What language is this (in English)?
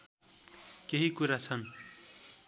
Nepali